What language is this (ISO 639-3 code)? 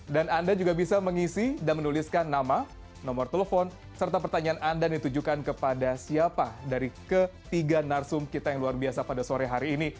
ind